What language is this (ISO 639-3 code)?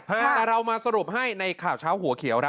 tha